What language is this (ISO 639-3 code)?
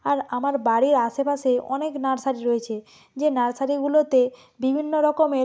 ben